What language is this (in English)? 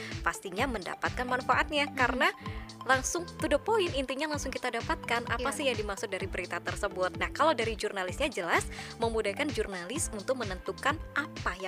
Indonesian